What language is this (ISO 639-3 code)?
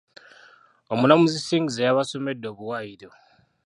lug